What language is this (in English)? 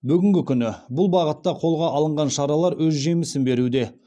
Kazakh